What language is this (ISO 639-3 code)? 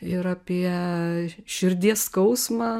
lit